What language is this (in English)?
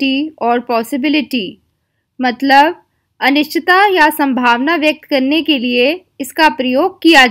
Hindi